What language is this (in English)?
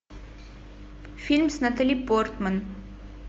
Russian